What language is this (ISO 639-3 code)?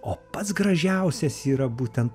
lit